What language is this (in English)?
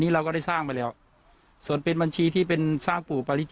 Thai